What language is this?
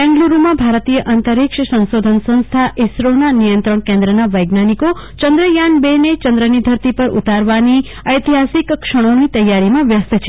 Gujarati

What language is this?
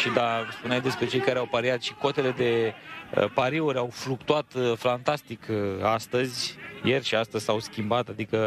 Romanian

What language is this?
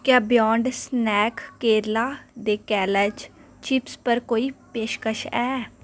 Dogri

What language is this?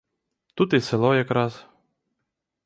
Ukrainian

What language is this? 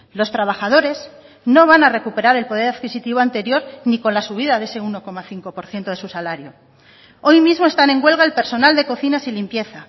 Spanish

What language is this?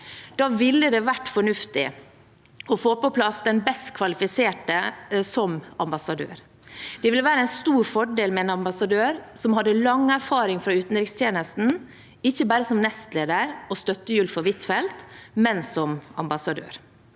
Norwegian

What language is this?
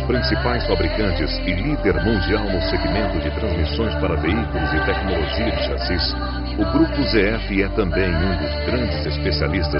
Portuguese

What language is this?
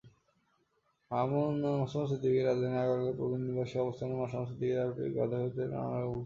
Bangla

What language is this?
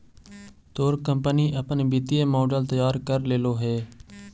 Magahi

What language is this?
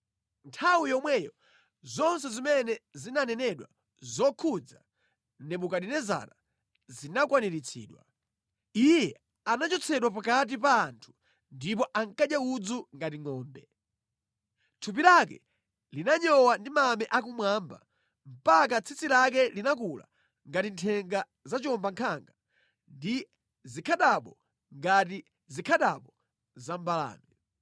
Nyanja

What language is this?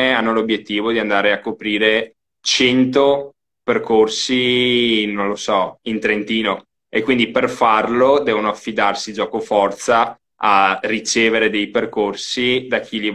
Italian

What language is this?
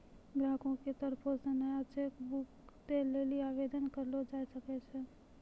Maithili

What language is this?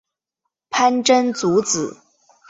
Chinese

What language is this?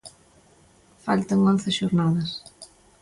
Galician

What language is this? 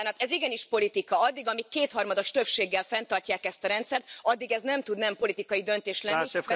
Hungarian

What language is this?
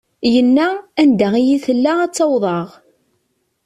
Kabyle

